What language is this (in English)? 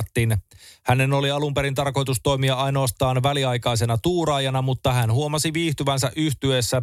Finnish